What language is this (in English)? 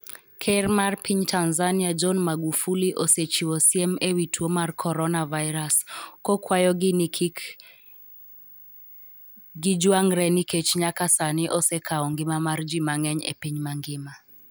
Luo (Kenya and Tanzania)